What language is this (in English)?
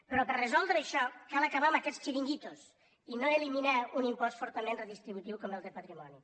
Catalan